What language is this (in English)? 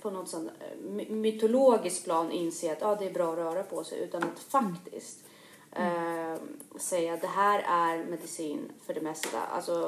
Swedish